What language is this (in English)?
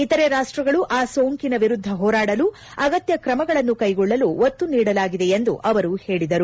Kannada